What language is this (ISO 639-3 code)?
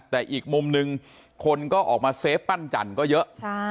tha